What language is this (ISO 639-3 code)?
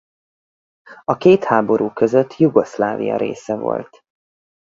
hun